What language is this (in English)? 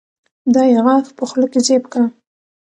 Pashto